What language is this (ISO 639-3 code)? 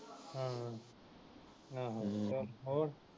pan